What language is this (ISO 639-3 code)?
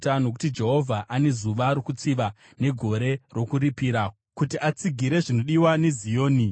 sna